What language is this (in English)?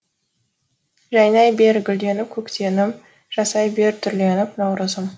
Kazakh